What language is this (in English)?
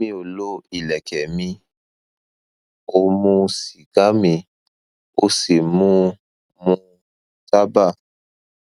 Yoruba